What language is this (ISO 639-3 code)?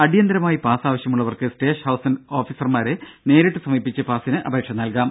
mal